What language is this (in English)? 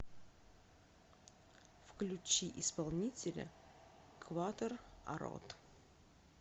Russian